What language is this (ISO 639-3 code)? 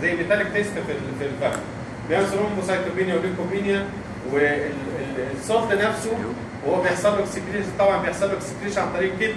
ara